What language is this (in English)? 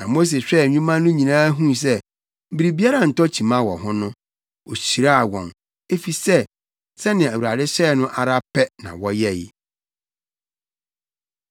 Akan